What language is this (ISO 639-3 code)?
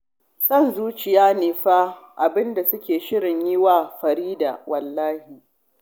hau